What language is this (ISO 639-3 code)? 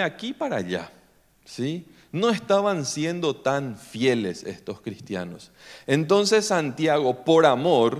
spa